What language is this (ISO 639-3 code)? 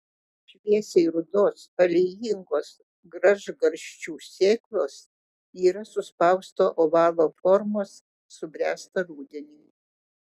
lit